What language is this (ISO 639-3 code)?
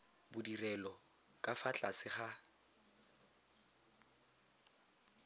tsn